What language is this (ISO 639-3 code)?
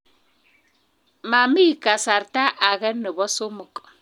kln